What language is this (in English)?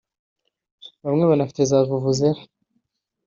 Kinyarwanda